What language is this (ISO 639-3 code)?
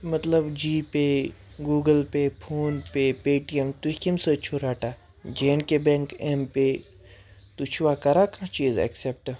kas